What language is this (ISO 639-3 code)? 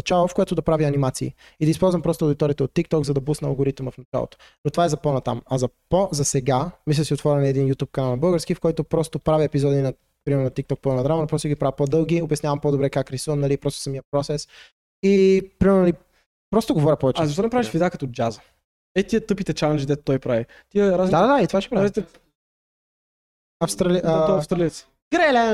bul